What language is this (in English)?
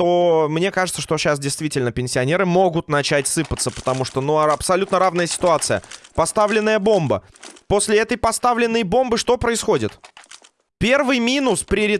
Russian